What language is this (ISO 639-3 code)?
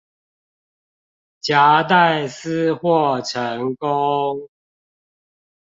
zho